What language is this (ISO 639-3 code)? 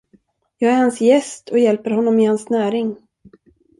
swe